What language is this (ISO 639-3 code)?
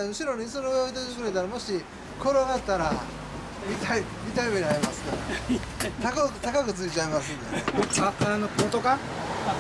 jpn